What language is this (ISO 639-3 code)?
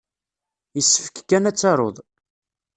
kab